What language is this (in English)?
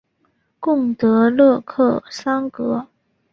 Chinese